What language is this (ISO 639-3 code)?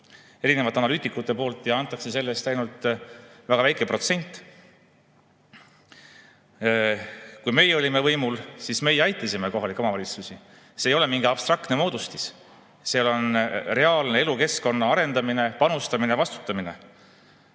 est